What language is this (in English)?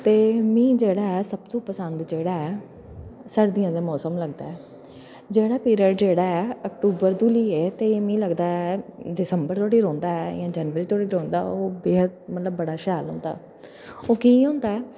Dogri